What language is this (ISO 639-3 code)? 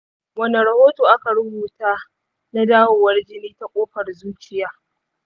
hau